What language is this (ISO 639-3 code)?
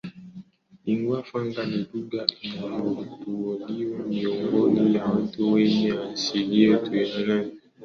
swa